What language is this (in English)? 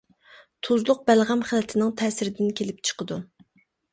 Uyghur